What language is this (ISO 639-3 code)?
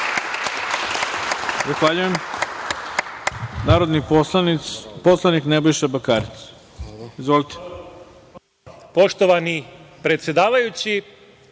srp